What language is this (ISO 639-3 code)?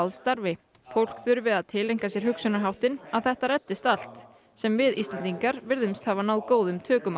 isl